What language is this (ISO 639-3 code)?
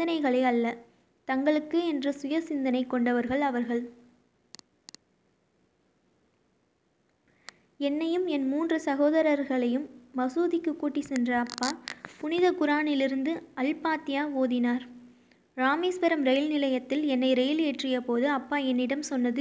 tam